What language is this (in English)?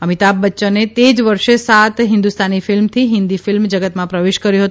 Gujarati